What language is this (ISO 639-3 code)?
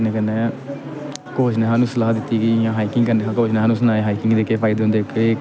doi